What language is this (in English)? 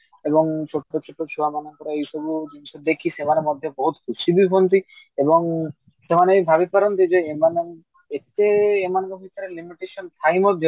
Odia